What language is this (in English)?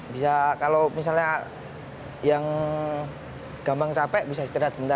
Indonesian